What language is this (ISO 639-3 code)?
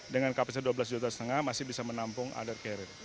ind